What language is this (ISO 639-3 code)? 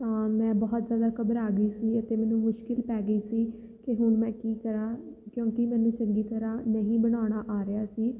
pan